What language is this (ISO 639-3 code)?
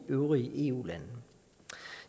dan